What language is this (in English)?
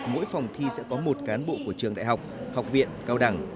Vietnamese